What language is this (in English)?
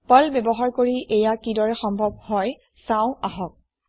Assamese